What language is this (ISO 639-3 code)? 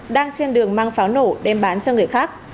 vie